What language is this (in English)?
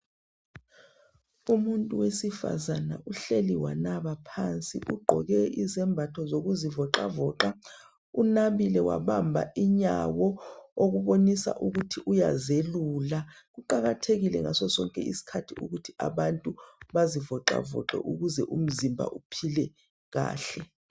North Ndebele